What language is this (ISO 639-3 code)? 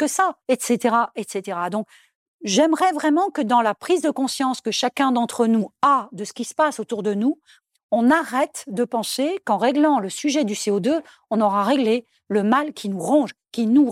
fra